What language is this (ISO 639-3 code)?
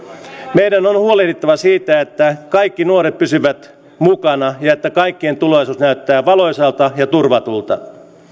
fin